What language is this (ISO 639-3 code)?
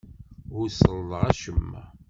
kab